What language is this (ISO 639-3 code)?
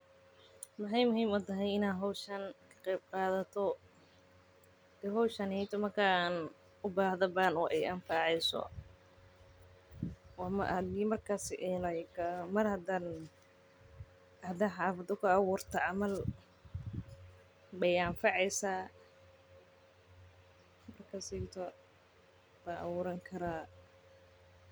som